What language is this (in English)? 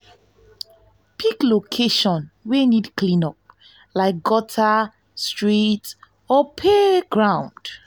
Nigerian Pidgin